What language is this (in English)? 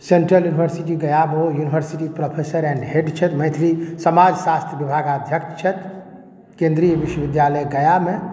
Maithili